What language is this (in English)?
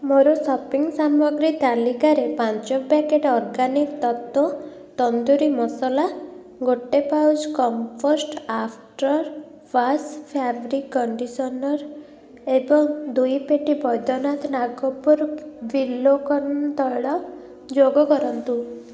Odia